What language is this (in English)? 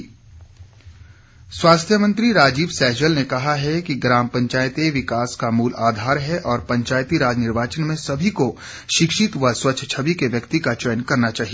Hindi